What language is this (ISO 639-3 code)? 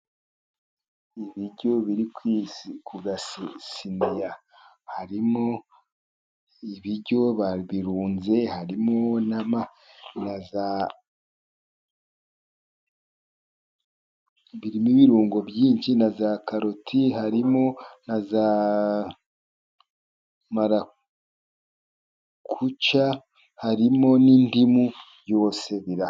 kin